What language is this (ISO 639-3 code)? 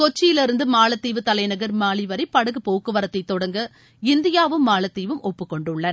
tam